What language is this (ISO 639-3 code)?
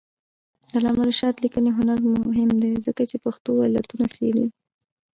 pus